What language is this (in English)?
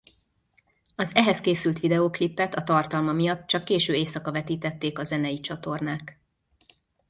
Hungarian